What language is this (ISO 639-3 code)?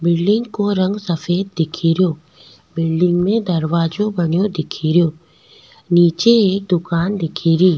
raj